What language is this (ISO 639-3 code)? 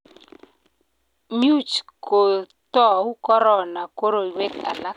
kln